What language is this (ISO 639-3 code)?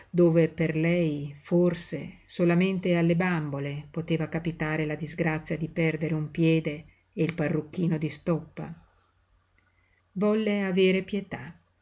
ita